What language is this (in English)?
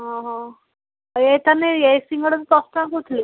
Odia